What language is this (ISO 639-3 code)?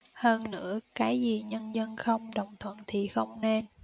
vie